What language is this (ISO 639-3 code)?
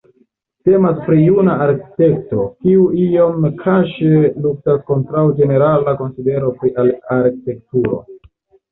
epo